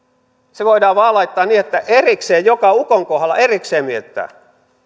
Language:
Finnish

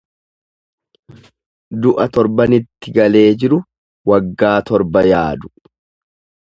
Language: Oromo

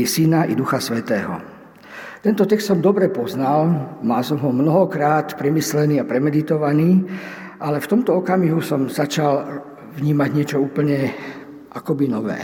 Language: Slovak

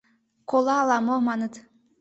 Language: Mari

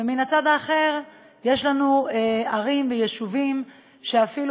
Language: Hebrew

